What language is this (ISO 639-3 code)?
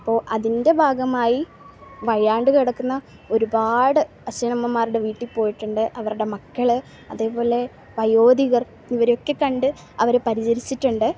mal